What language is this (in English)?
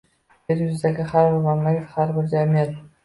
Uzbek